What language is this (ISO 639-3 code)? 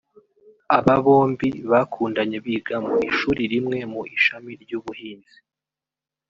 kin